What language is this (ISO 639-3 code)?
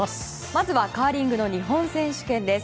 jpn